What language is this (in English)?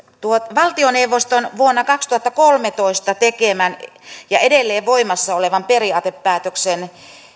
Finnish